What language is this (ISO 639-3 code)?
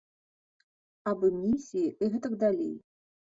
bel